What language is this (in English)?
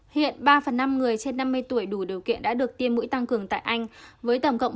Vietnamese